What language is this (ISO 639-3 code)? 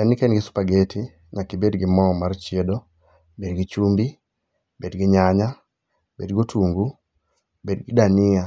luo